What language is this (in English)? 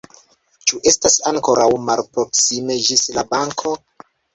Esperanto